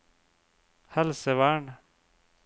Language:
Norwegian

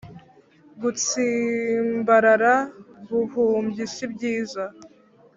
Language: Kinyarwanda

